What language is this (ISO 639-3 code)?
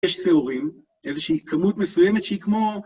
heb